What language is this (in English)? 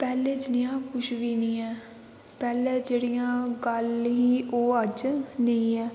Dogri